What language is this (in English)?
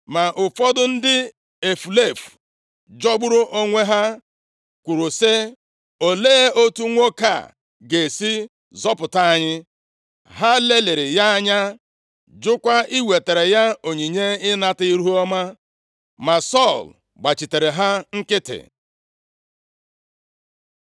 Igbo